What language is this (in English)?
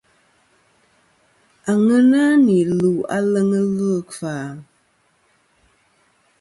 Kom